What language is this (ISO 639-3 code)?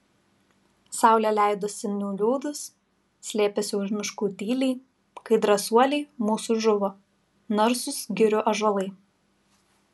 lit